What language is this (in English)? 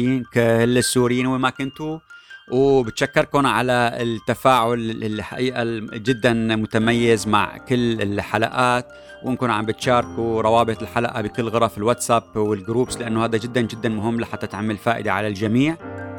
Arabic